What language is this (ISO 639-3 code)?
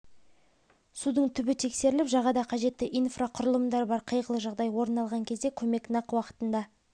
kaz